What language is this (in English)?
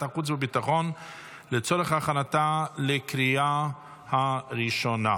Hebrew